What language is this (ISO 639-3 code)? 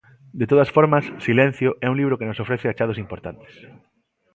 glg